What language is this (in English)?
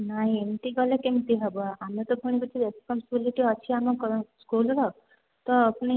Odia